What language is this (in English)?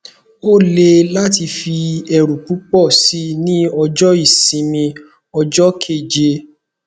Yoruba